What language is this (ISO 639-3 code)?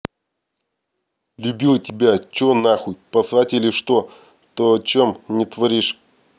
rus